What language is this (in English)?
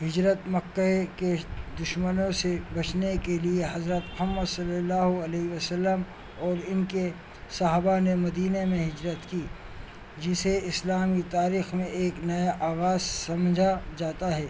Urdu